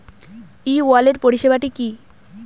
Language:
Bangla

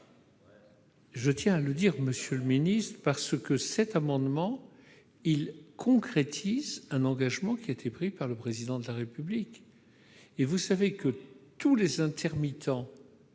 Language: French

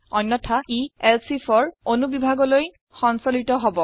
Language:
Assamese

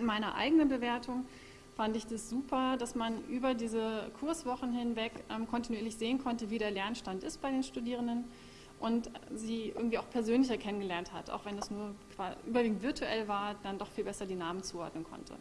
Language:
German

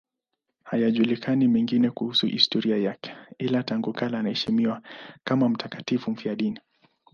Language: Swahili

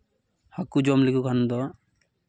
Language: Santali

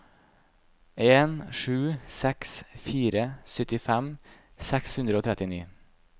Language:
Norwegian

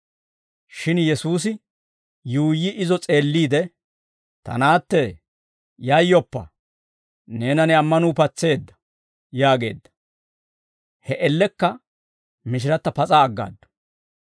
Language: Dawro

